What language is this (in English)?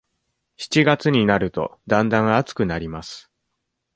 Japanese